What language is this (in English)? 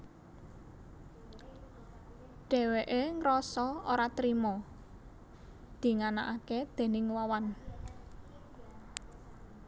Javanese